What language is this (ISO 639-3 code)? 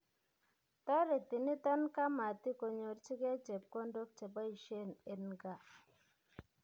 kln